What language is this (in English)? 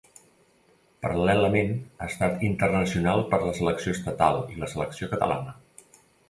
Catalan